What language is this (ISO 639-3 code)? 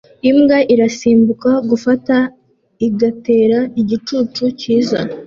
kin